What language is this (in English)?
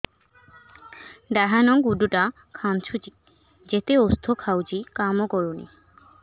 Odia